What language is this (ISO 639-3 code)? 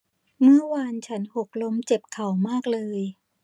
tha